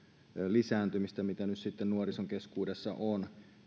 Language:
Finnish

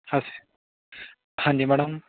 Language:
Punjabi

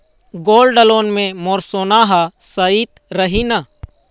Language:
Chhattisgarhi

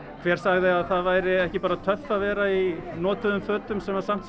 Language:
Icelandic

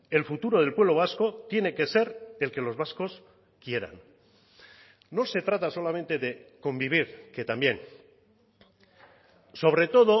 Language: Spanish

